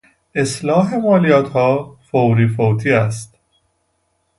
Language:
Persian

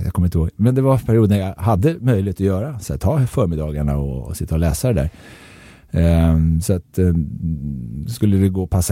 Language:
Swedish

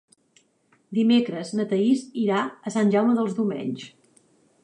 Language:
Catalan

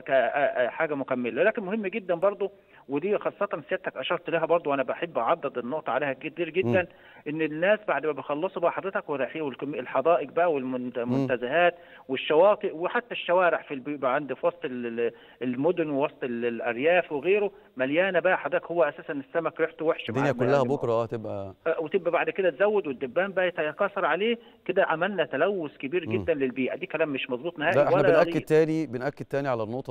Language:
Arabic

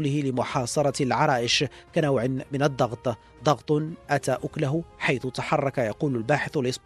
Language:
Arabic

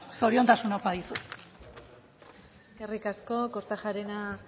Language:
Basque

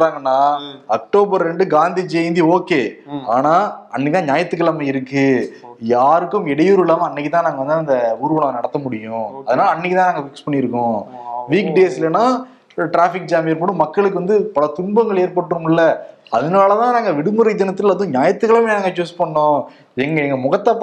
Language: Tamil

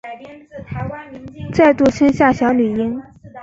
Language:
Chinese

